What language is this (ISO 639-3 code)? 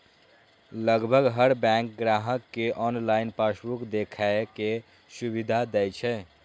mai